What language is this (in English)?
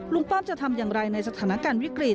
Thai